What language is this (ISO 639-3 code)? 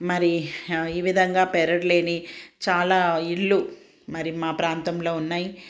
tel